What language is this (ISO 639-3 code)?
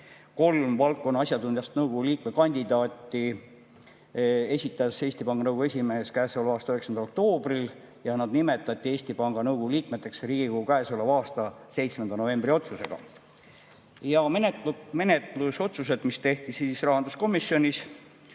est